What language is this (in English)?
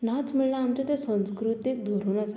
Konkani